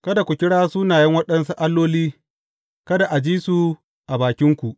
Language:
Hausa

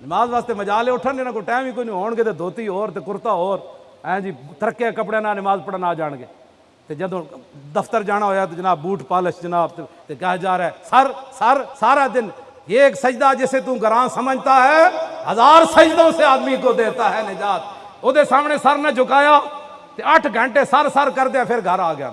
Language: Punjabi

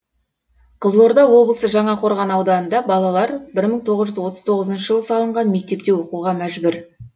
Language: Kazakh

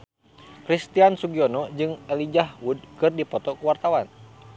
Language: Sundanese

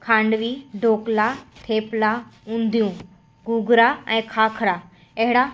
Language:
Sindhi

